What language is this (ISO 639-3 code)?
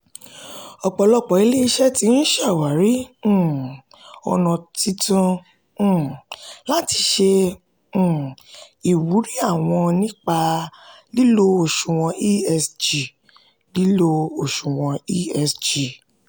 yor